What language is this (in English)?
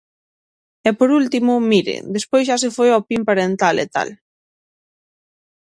Galician